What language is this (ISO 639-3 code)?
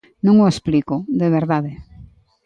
glg